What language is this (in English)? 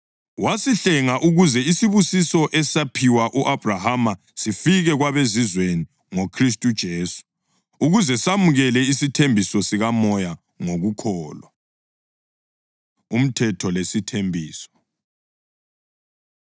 North Ndebele